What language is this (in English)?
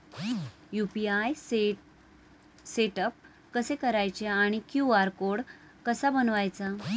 Marathi